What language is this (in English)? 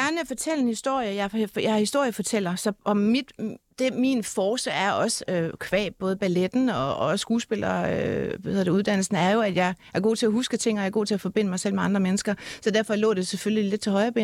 Danish